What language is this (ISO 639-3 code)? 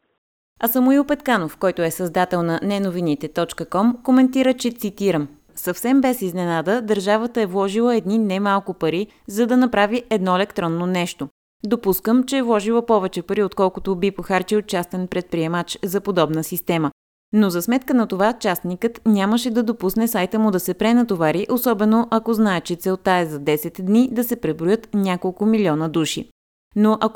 bul